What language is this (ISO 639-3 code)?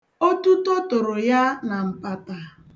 ibo